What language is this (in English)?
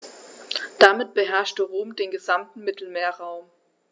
German